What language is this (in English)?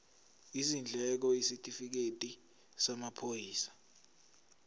Zulu